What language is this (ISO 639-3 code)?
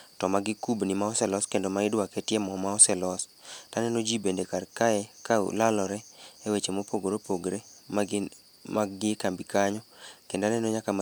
luo